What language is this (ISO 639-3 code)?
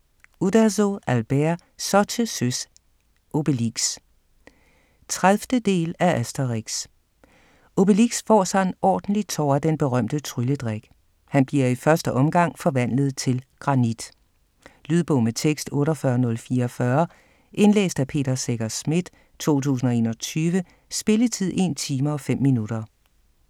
dan